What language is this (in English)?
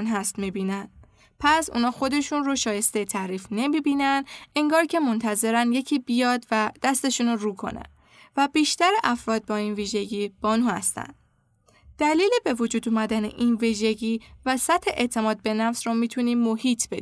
Persian